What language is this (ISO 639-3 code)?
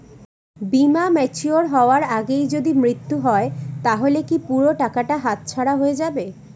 ben